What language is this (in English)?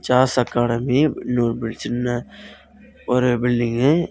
Tamil